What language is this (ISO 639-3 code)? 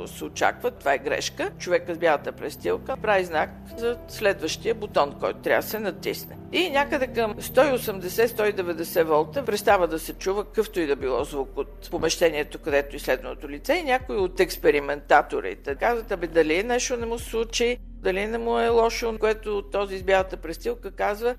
bul